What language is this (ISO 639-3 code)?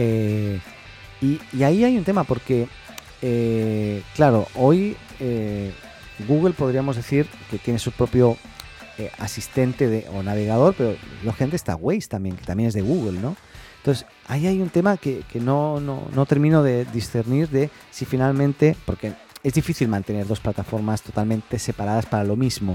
spa